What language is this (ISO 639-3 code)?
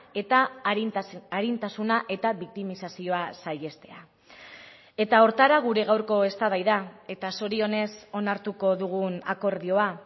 eus